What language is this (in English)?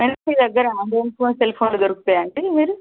Telugu